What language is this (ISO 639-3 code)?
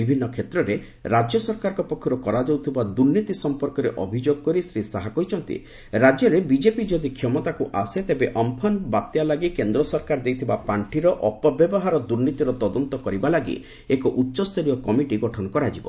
ori